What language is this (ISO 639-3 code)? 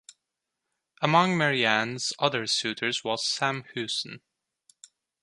eng